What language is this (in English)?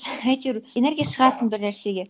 Kazakh